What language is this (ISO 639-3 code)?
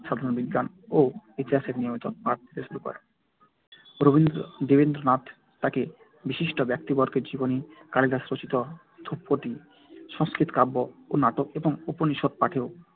ben